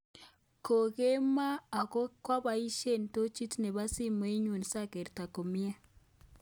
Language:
Kalenjin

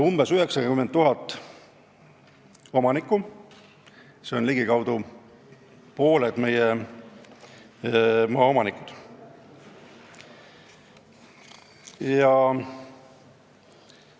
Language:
Estonian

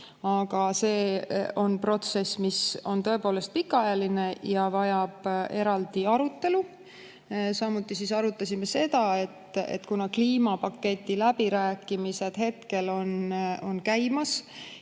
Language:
Estonian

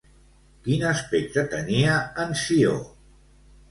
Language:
Catalan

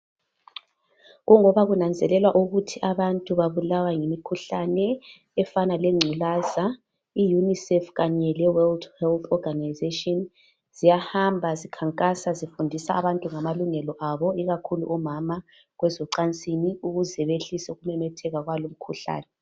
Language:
North Ndebele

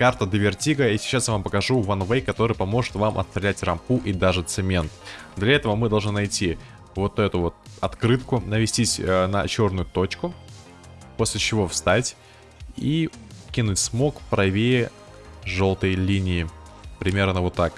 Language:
Russian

